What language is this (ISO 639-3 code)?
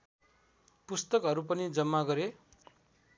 nep